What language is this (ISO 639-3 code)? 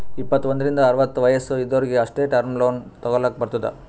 kan